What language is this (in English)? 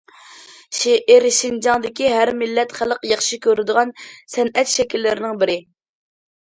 Uyghur